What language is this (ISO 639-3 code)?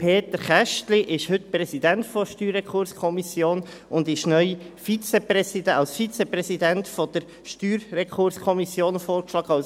gsw